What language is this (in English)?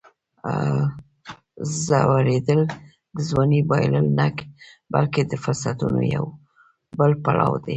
Pashto